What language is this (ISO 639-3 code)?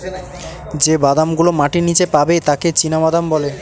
ben